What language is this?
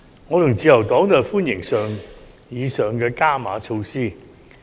Cantonese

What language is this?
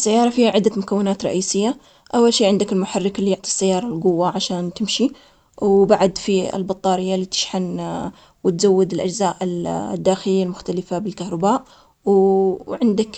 Omani Arabic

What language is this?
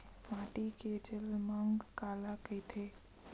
Chhattisgarhi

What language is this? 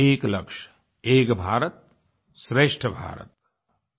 Hindi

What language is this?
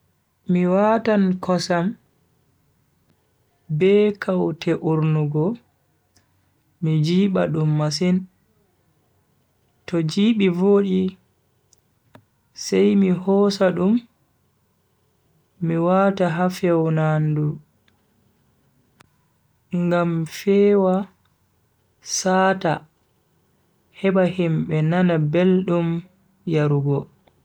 Bagirmi Fulfulde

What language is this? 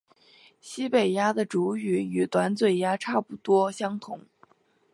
Chinese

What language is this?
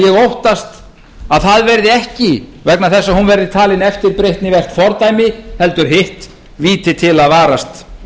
Icelandic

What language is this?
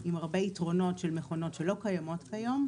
Hebrew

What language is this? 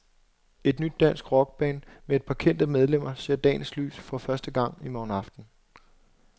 Danish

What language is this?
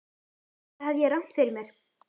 Icelandic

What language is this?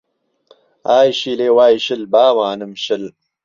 Central Kurdish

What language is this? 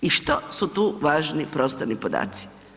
Croatian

